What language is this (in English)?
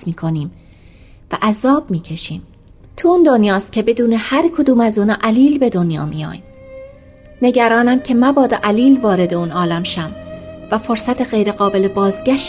Persian